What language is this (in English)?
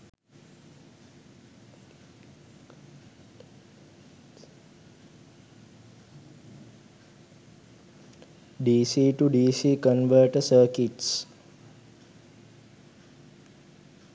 Sinhala